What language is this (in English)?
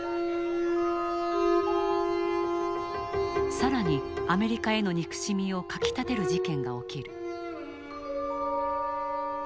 Japanese